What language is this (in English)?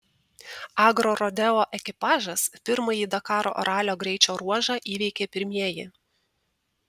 Lithuanian